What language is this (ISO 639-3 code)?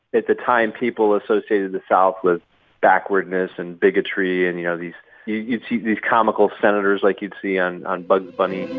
eng